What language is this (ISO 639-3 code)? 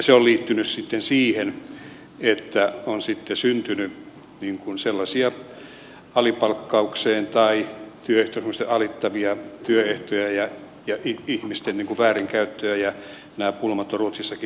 fin